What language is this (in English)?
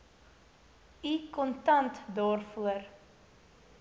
Afrikaans